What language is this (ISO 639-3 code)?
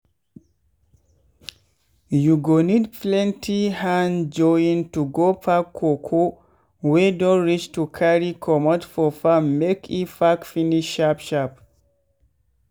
pcm